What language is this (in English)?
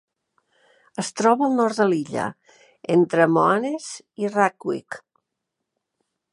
Catalan